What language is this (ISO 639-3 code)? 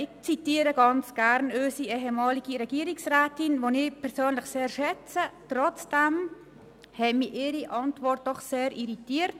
gsw